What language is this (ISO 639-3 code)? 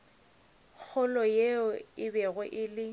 nso